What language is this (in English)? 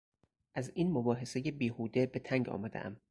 Persian